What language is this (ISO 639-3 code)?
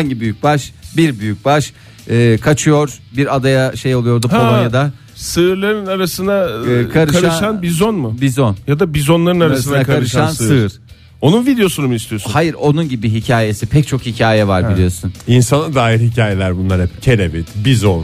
tur